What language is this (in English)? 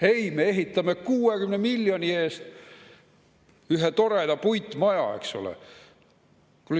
Estonian